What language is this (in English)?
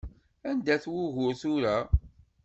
Kabyle